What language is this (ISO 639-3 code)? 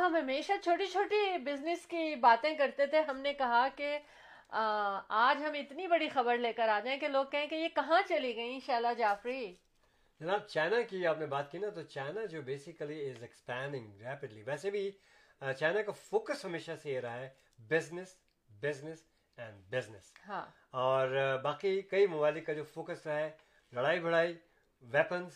urd